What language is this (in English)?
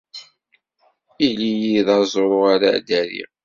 Kabyle